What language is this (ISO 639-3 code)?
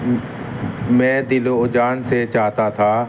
urd